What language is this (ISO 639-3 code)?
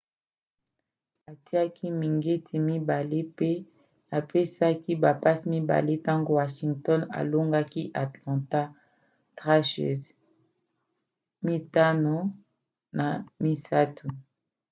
lin